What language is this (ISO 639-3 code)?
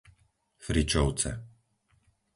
slk